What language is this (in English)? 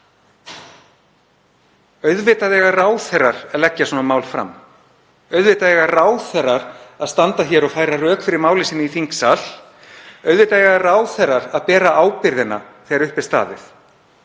Icelandic